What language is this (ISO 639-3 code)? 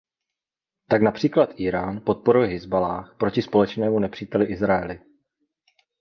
ces